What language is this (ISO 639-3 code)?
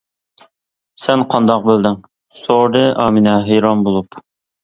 uig